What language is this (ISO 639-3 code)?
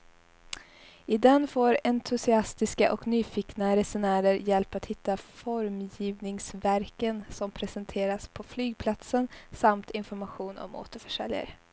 swe